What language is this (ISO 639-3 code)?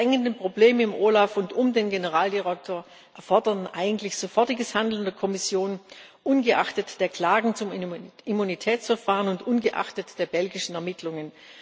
deu